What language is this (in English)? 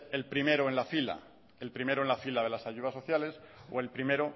Spanish